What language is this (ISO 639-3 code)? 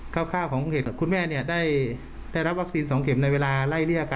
tha